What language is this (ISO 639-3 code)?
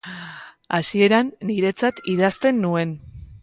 eus